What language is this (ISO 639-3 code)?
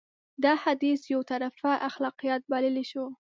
pus